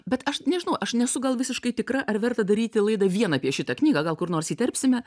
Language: Lithuanian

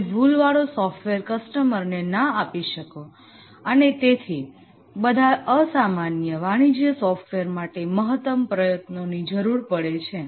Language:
Gujarati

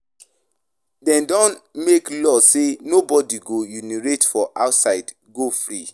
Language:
Nigerian Pidgin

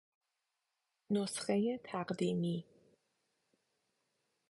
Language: Persian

